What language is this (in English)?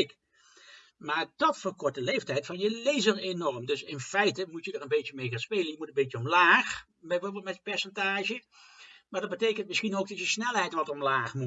Dutch